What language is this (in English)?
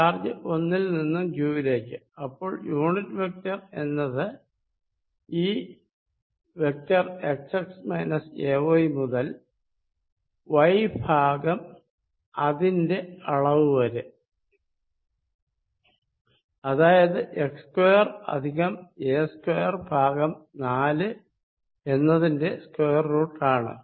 Malayalam